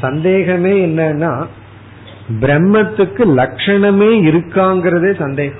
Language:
Tamil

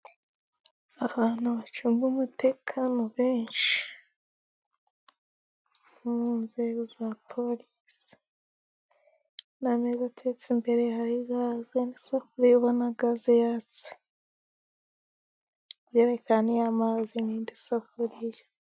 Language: Kinyarwanda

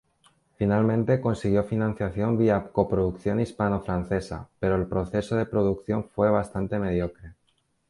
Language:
Spanish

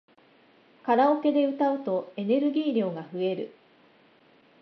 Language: Japanese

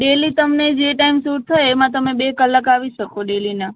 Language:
Gujarati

